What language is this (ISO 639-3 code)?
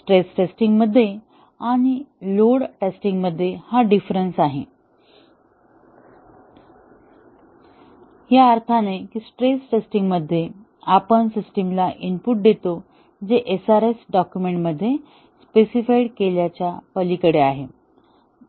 mar